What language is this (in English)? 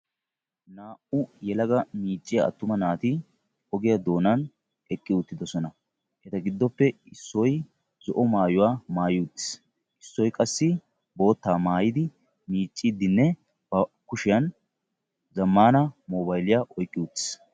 Wolaytta